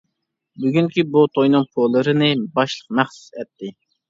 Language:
Uyghur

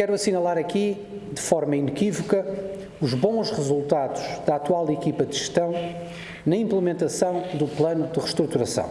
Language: Portuguese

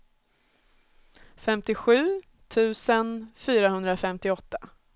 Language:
Swedish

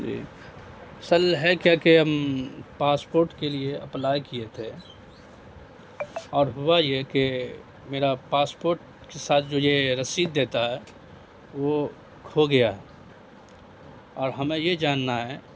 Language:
Urdu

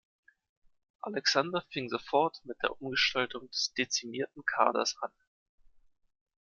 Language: German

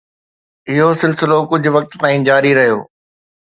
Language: Sindhi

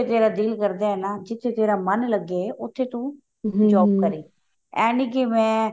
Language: Punjabi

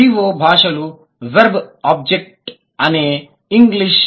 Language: Telugu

